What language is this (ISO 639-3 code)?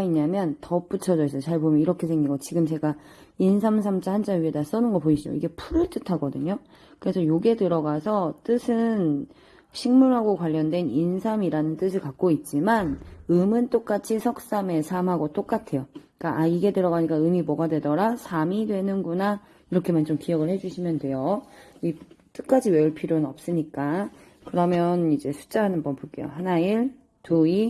kor